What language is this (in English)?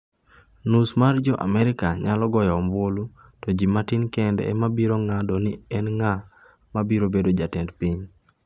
Luo (Kenya and Tanzania)